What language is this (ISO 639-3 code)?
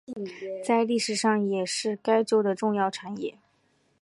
zho